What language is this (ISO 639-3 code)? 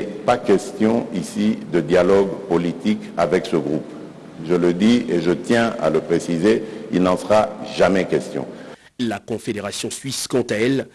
fra